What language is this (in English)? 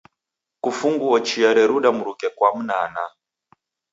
Taita